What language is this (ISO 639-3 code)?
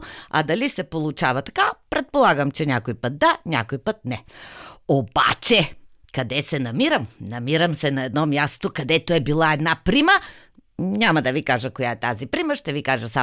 bul